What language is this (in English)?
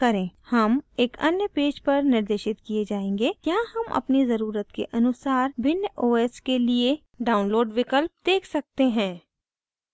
Hindi